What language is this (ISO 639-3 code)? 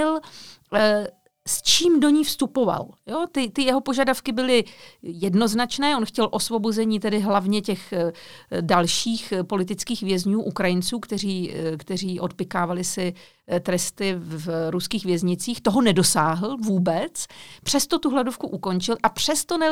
ces